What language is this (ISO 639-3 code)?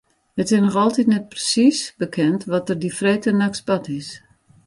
fry